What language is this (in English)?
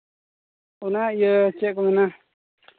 Santali